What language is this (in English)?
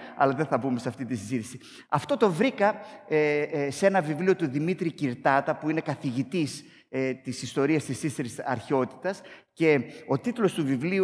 Greek